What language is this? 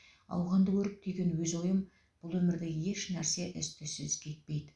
Kazakh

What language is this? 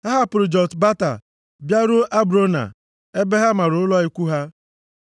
Igbo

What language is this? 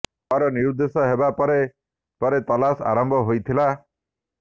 Odia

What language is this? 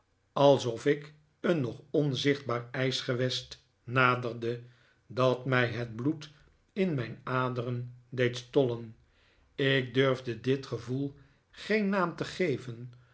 Dutch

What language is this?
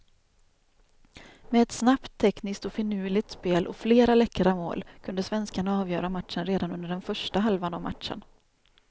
Swedish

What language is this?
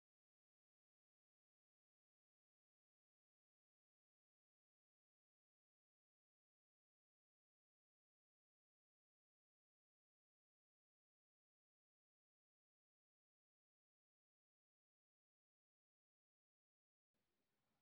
Kikuyu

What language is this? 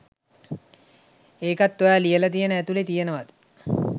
Sinhala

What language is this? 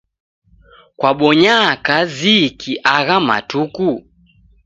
Taita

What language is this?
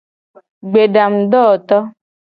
Gen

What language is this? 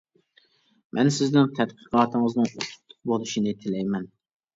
Uyghur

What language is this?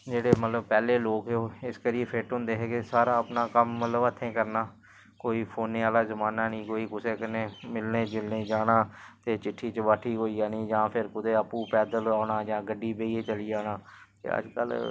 Dogri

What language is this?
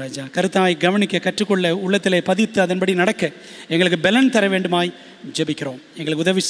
Tamil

